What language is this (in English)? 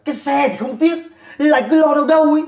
Vietnamese